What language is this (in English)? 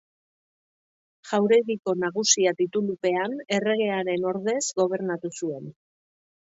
Basque